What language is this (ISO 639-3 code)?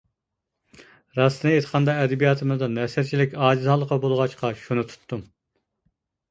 uig